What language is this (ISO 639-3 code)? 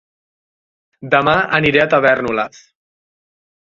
cat